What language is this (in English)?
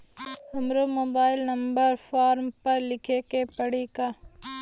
Bhojpuri